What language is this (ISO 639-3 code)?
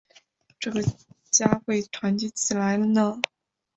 zho